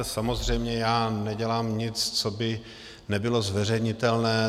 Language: Czech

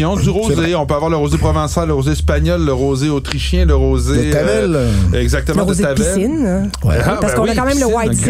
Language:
French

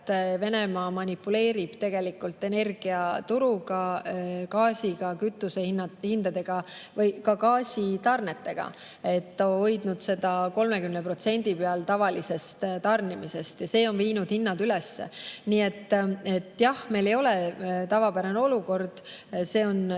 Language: Estonian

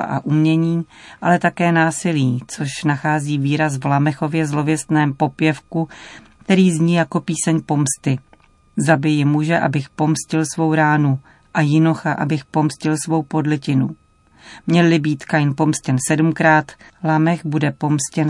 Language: Czech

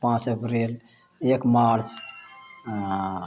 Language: Maithili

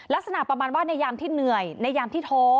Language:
Thai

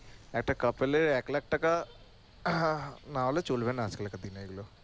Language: Bangla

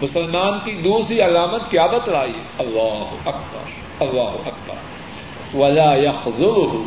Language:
Urdu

